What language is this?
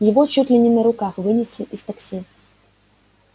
Russian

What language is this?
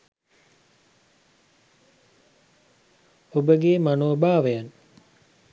Sinhala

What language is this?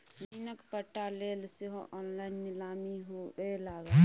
Maithili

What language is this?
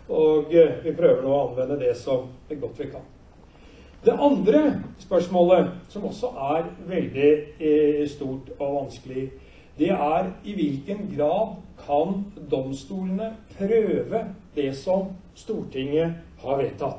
Norwegian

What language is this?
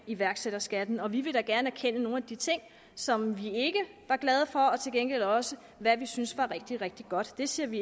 Danish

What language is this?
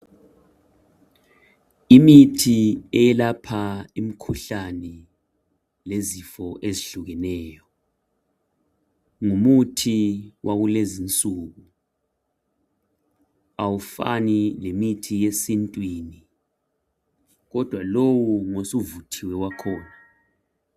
North Ndebele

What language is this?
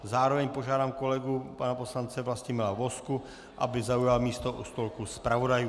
Czech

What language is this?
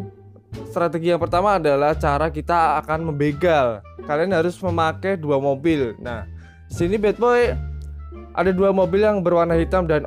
Indonesian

